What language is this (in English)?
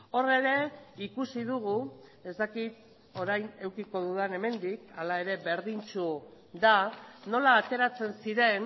Basque